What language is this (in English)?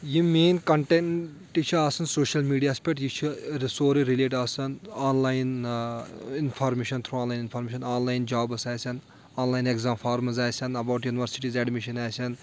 Kashmiri